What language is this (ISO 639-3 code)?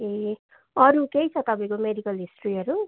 nep